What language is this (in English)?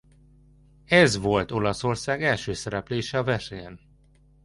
Hungarian